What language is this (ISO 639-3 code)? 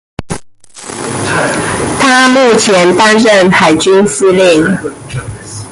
zho